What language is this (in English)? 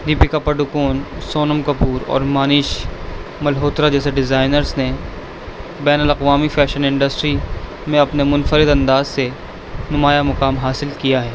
Urdu